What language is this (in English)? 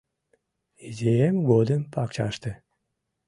Mari